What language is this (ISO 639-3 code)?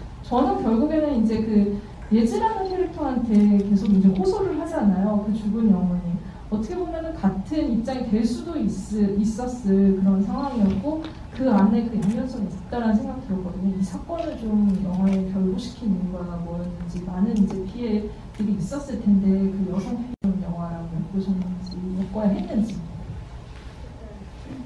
kor